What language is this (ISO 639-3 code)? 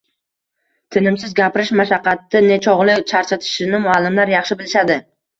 uzb